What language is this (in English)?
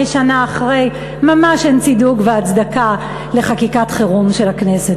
Hebrew